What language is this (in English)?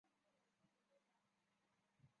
Chinese